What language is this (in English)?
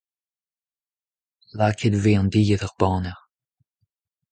Breton